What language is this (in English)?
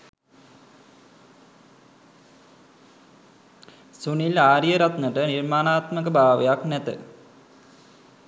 Sinhala